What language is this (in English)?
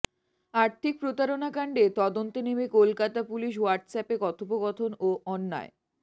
Bangla